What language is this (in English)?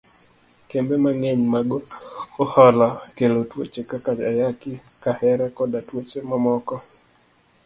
Luo (Kenya and Tanzania)